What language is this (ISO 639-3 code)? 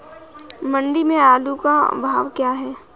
hin